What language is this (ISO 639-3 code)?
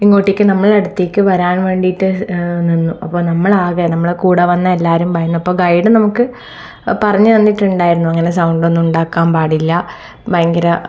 mal